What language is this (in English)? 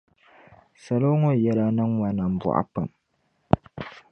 Dagbani